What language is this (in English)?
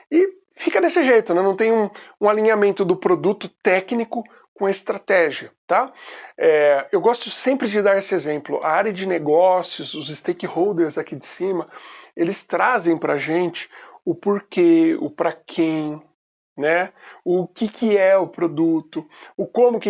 Portuguese